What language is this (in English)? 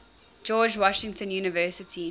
English